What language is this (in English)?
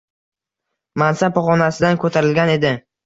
Uzbek